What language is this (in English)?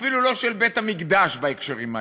Hebrew